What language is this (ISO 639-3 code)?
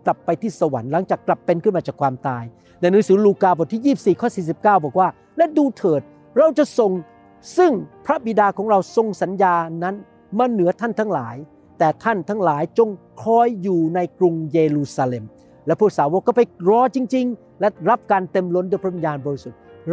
tha